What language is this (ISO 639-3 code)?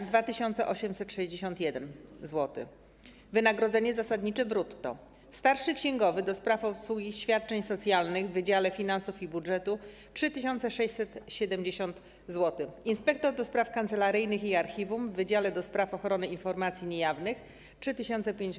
pol